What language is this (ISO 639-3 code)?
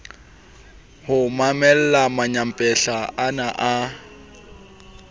sot